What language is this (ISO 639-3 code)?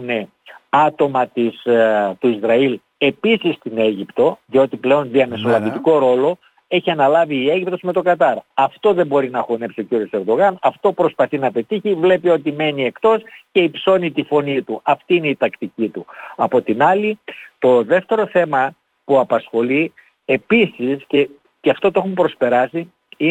ell